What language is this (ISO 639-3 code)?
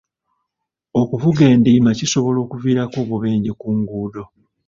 lug